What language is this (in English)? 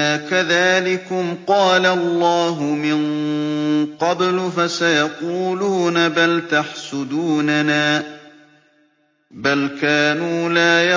Arabic